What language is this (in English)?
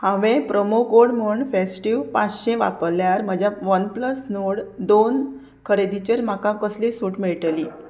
Konkani